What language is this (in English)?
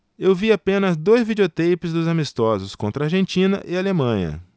Portuguese